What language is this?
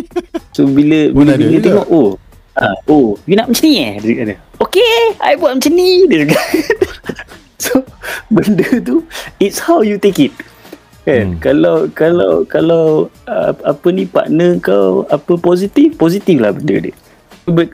Malay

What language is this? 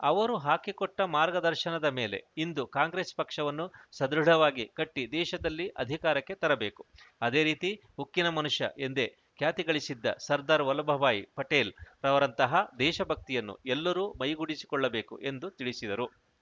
Kannada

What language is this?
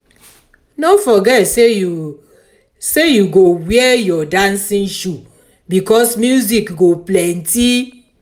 Nigerian Pidgin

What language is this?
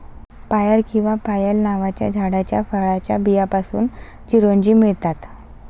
Marathi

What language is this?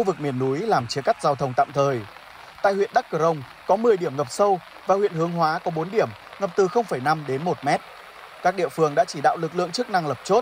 Vietnamese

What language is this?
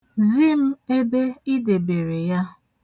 Igbo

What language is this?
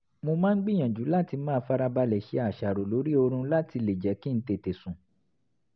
Yoruba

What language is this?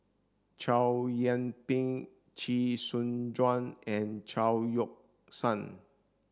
English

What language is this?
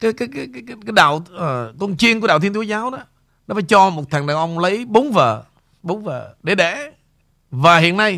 Vietnamese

